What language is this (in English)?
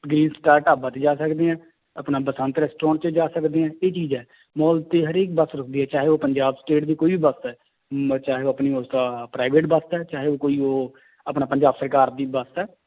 Punjabi